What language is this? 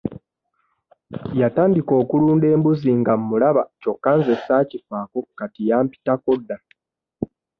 Ganda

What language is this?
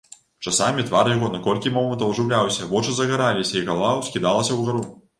Belarusian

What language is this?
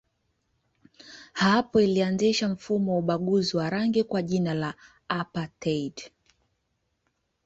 Swahili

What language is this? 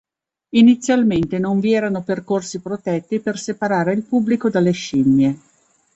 Italian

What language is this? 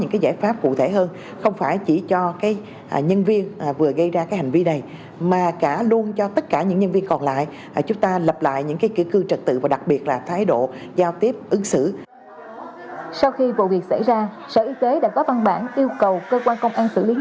Vietnamese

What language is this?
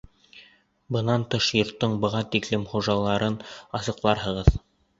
Bashkir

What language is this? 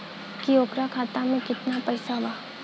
Bhojpuri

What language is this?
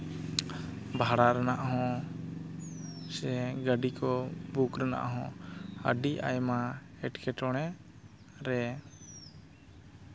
Santali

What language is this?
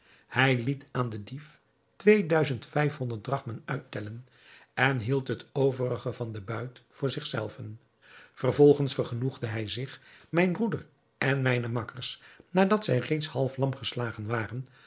Dutch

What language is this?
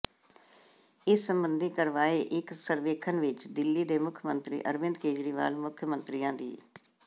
Punjabi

